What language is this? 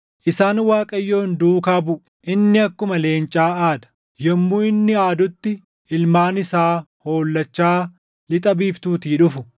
Oromo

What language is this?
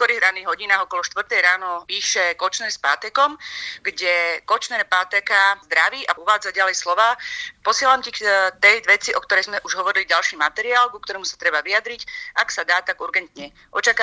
Slovak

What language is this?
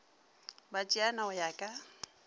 Northern Sotho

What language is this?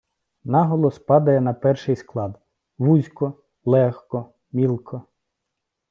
Ukrainian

